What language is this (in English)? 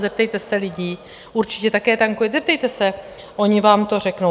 Czech